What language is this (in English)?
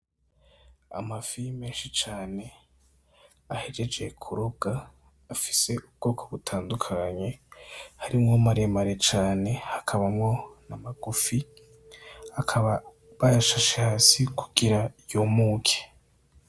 Rundi